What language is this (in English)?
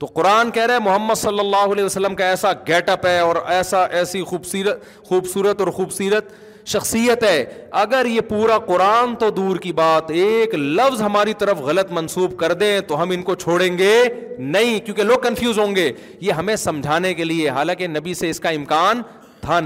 Urdu